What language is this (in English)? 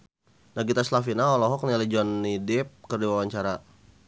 Sundanese